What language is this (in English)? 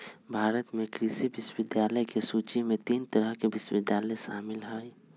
Magahi